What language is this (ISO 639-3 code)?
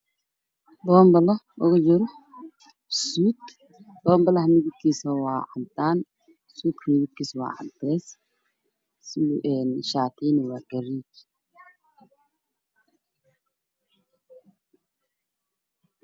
som